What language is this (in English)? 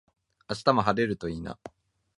Japanese